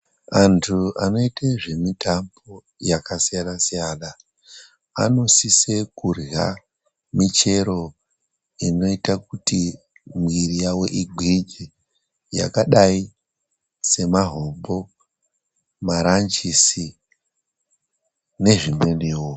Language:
Ndau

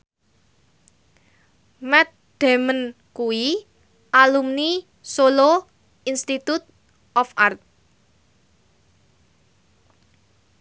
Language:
Javanese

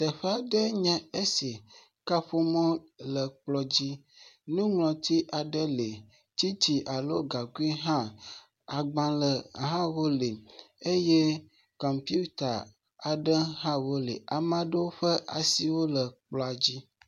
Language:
Ewe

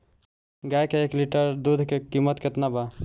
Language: Bhojpuri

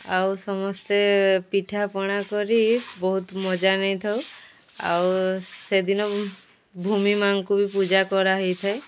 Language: Odia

